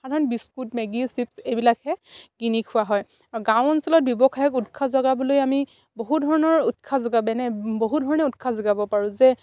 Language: Assamese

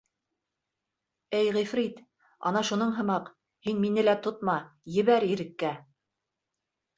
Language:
Bashkir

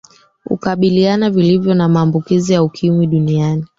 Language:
Swahili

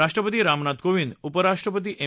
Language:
Marathi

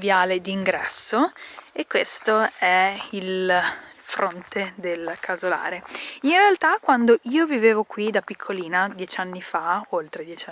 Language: Italian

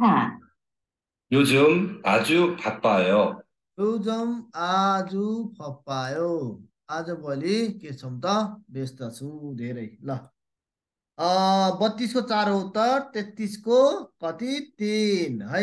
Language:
Korean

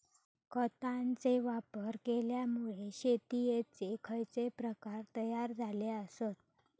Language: Marathi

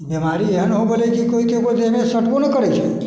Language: Maithili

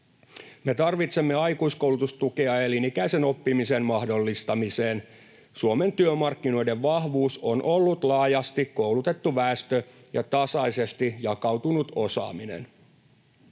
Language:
Finnish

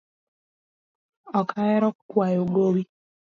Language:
Luo (Kenya and Tanzania)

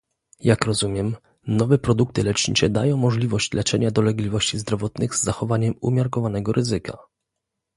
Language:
Polish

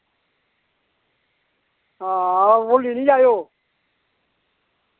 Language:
Dogri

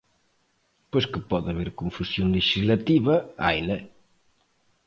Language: Galician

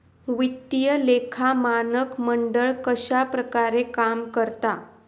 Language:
Marathi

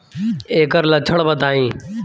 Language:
Bhojpuri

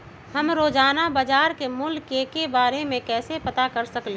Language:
Magahi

